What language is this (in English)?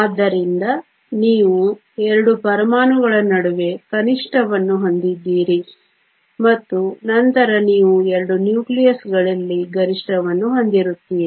Kannada